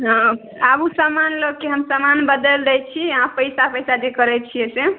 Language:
Maithili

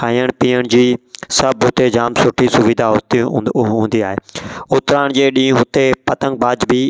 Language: Sindhi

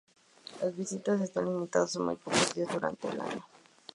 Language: Spanish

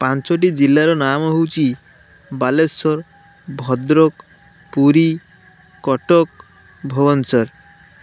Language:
Odia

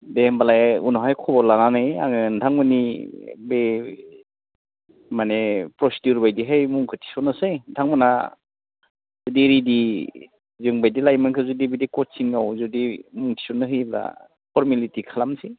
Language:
Bodo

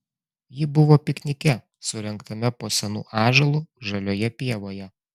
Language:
Lithuanian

